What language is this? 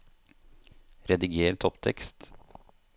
Norwegian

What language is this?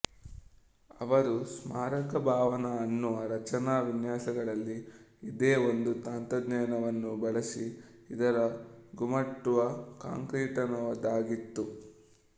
Kannada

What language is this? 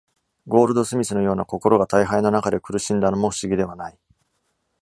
Japanese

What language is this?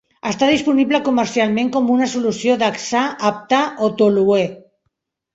Catalan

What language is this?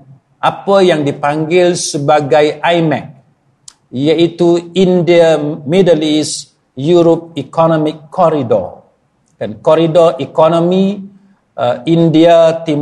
Malay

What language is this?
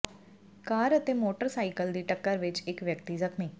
Punjabi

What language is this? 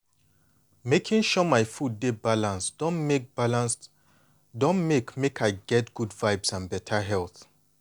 Nigerian Pidgin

